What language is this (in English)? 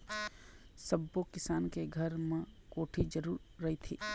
Chhattisgarhi